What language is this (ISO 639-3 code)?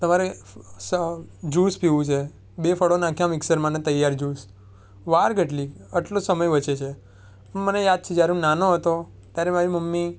guj